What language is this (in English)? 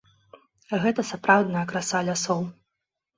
Belarusian